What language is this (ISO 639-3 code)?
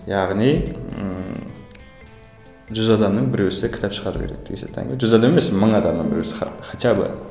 kaz